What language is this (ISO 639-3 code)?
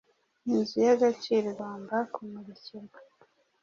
kin